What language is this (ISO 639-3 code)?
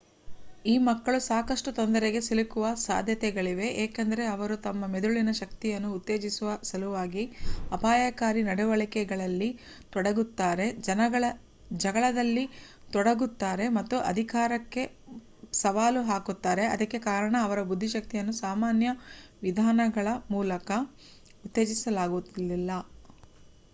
kan